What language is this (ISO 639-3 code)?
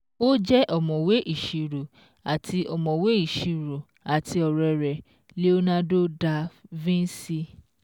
yor